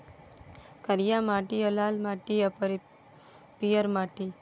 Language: Maithili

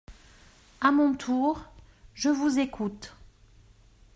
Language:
French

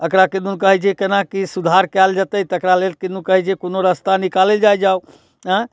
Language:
Maithili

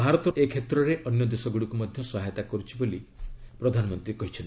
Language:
Odia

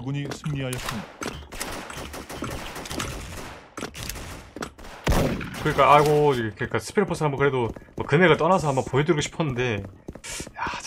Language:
Korean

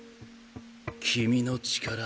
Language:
Japanese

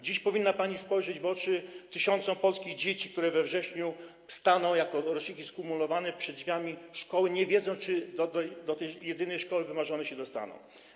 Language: Polish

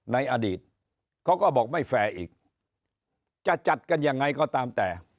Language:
Thai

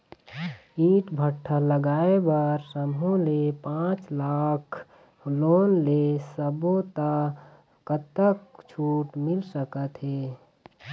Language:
Chhattisgarhi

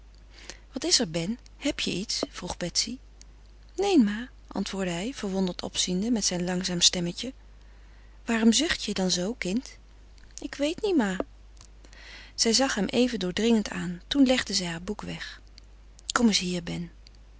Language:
Dutch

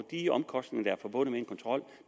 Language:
Danish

